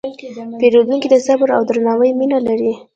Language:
Pashto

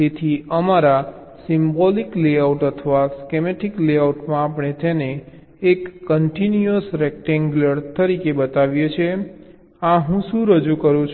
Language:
Gujarati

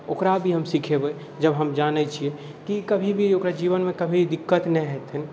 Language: Maithili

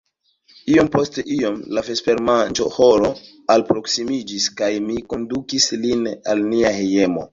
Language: Esperanto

